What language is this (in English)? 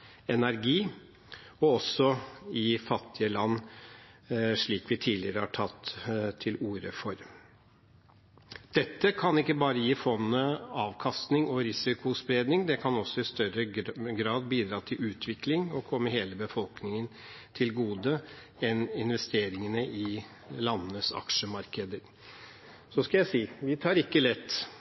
Norwegian Bokmål